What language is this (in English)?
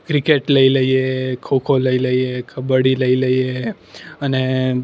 Gujarati